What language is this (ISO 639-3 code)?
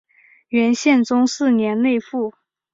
zho